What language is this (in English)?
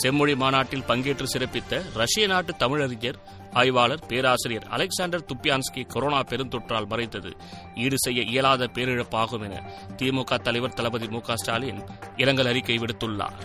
Tamil